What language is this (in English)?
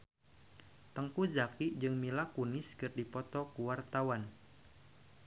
Sundanese